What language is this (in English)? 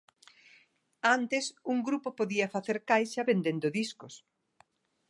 Galician